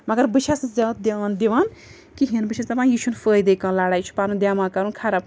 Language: Kashmiri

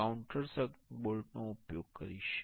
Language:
Gujarati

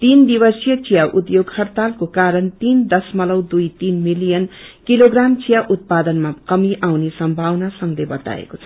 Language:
Nepali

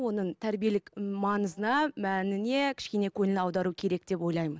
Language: Kazakh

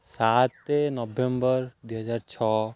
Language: Odia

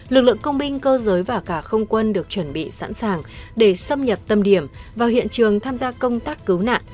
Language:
Vietnamese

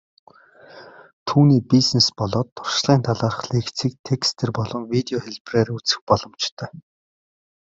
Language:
Mongolian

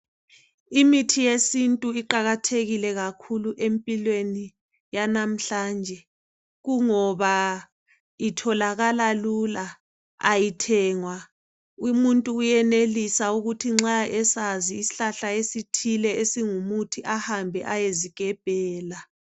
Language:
North Ndebele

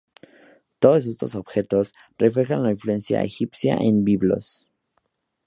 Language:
Spanish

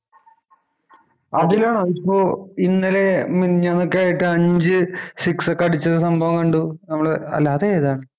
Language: Malayalam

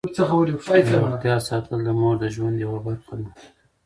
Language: Pashto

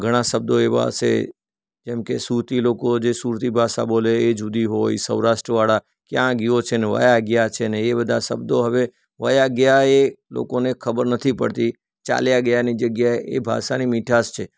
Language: Gujarati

